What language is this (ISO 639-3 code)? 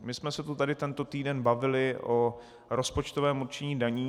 ces